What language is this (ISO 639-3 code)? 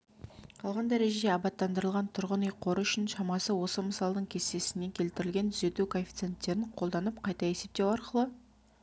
kaz